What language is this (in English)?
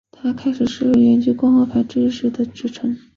Chinese